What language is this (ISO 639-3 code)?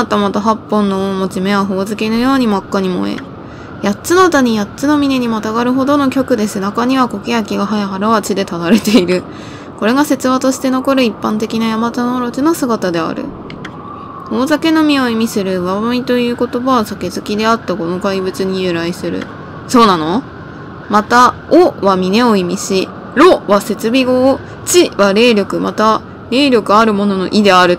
jpn